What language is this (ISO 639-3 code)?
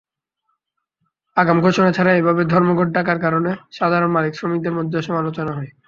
ben